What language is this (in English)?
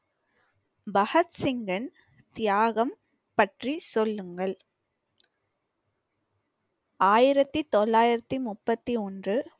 Tamil